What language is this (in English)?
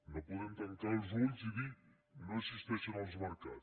Catalan